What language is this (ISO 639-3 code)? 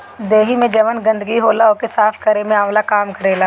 bho